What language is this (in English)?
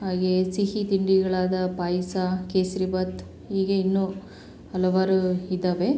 Kannada